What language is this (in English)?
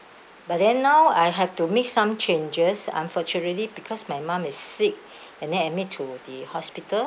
English